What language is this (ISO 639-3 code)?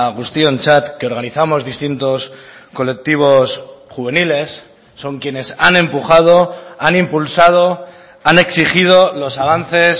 spa